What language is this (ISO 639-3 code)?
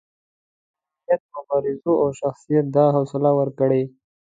pus